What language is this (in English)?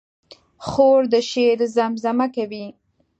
Pashto